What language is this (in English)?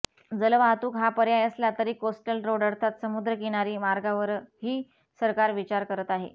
Marathi